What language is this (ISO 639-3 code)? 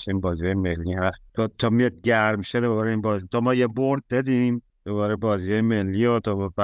fas